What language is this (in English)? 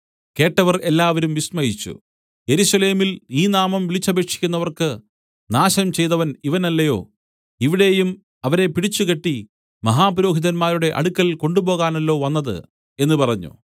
Malayalam